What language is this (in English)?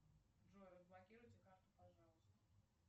Russian